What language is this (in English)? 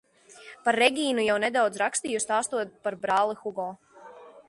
Latvian